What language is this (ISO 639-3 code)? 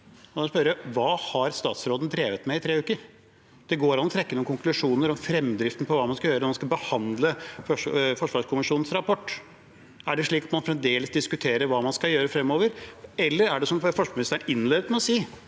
nor